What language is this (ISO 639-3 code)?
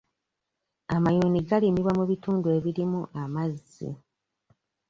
lug